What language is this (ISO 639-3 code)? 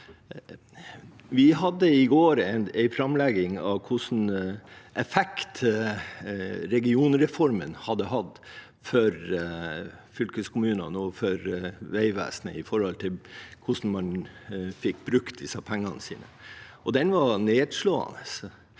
nor